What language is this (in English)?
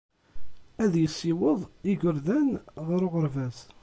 Kabyle